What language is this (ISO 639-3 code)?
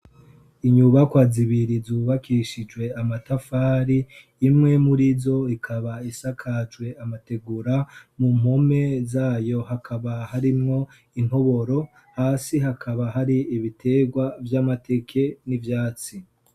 run